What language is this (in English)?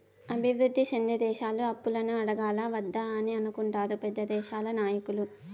Telugu